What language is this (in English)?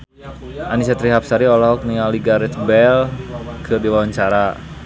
Sundanese